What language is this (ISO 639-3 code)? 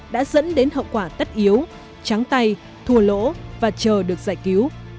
vie